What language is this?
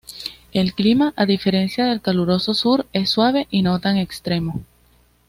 Spanish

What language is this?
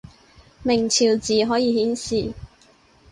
Cantonese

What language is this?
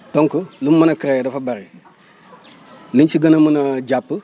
Wolof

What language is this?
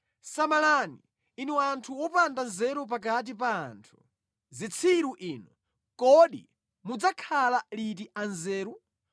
Nyanja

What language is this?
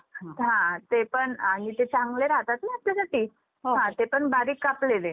Marathi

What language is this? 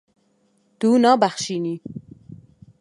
Kurdish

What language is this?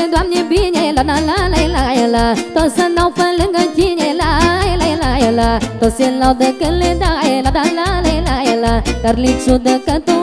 Romanian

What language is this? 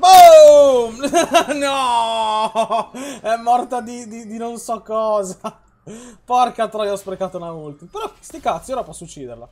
Italian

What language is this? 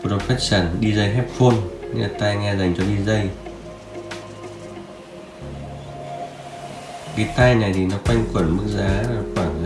Vietnamese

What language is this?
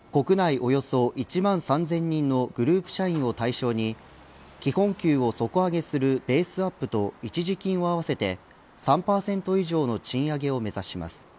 Japanese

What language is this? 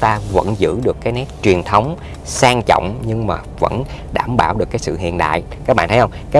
Vietnamese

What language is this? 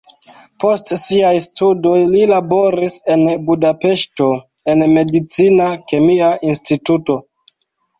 Esperanto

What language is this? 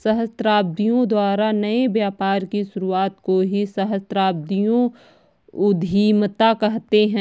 Hindi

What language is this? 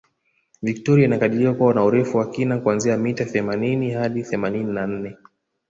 Swahili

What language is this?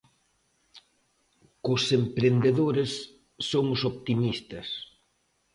Galician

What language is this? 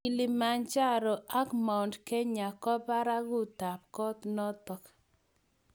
Kalenjin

